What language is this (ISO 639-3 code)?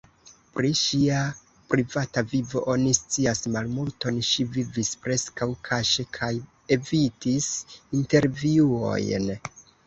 epo